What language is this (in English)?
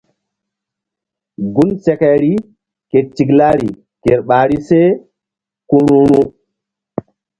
Mbum